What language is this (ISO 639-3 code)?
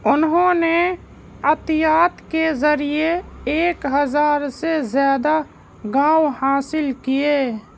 urd